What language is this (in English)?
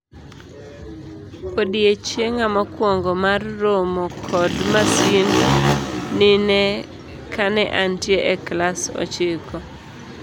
Luo (Kenya and Tanzania)